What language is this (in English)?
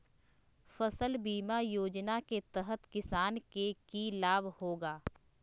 Magahi